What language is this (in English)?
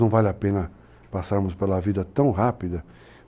Portuguese